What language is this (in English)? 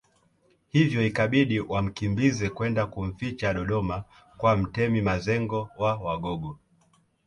Swahili